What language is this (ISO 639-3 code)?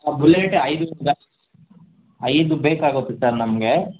kan